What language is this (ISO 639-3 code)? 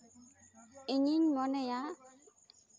sat